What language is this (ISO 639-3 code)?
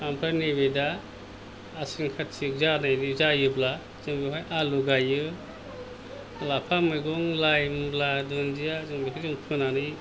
brx